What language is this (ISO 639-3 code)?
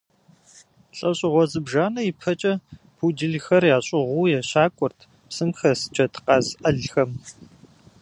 kbd